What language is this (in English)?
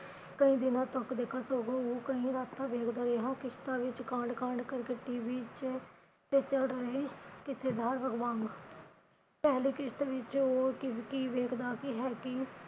Punjabi